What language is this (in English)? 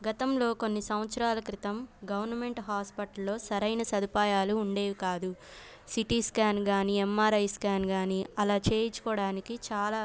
Telugu